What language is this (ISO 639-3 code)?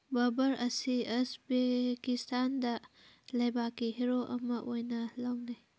mni